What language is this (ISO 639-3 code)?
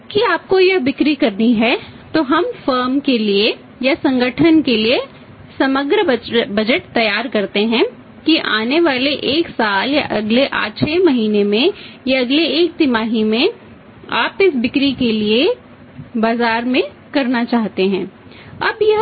hin